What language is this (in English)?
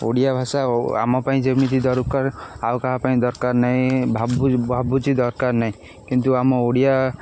Odia